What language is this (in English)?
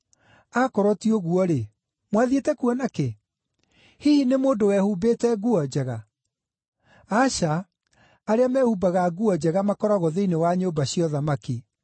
Kikuyu